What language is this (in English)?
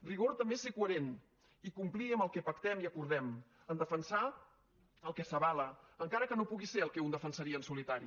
Catalan